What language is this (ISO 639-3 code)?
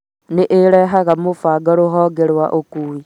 kik